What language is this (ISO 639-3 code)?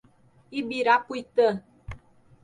por